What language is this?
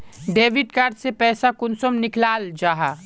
Magahi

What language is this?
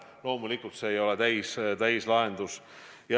Estonian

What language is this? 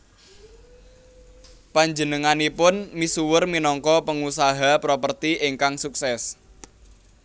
Javanese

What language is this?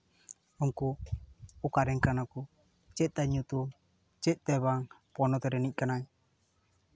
Santali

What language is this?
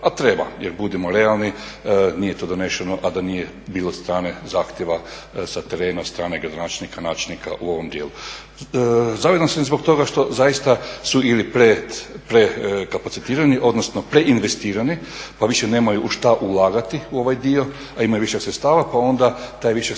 Croatian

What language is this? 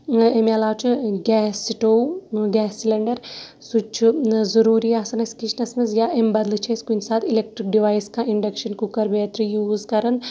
Kashmiri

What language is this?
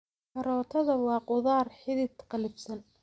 Somali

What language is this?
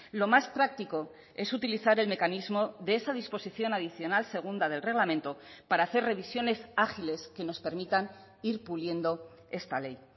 Spanish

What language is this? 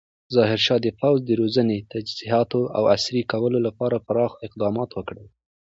Pashto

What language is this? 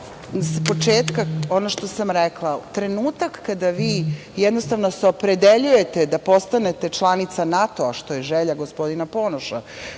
Serbian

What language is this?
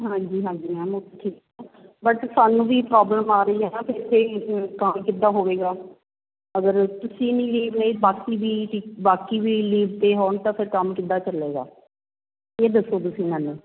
Punjabi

